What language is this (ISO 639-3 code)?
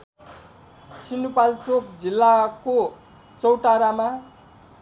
nep